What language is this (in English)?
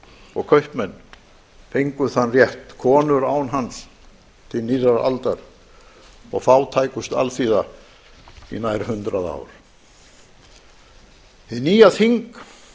Icelandic